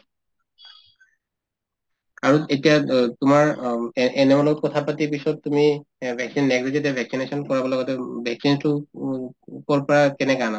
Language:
Assamese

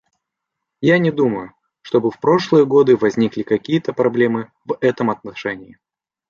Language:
Russian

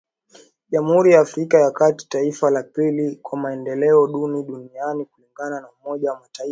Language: Swahili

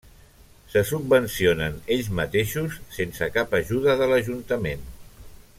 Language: Catalan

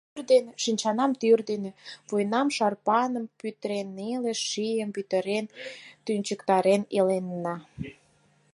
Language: Mari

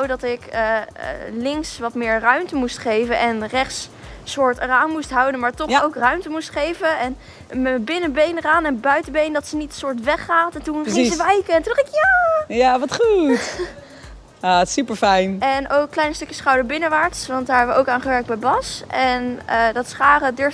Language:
Dutch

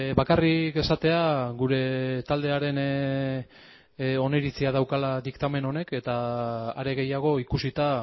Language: Basque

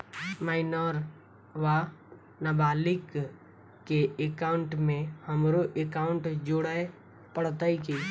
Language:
Maithili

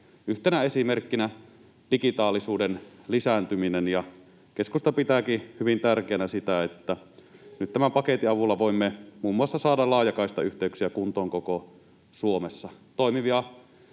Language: Finnish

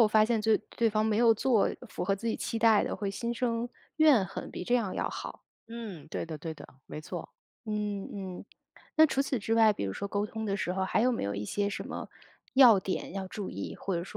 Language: Chinese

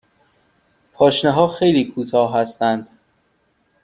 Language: Persian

